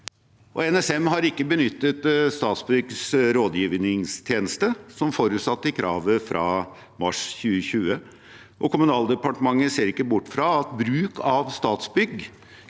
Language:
Norwegian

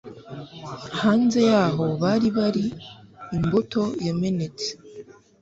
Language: Kinyarwanda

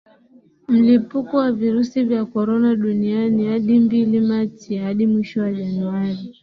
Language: Swahili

